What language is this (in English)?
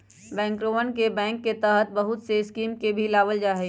Magahi